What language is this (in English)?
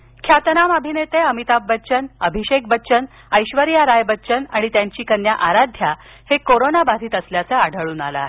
Marathi